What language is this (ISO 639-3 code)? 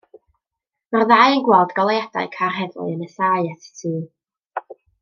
cym